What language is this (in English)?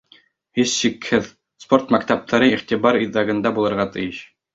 Bashkir